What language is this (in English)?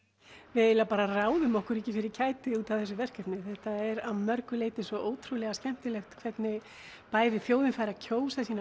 Icelandic